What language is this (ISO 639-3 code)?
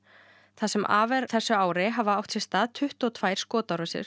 isl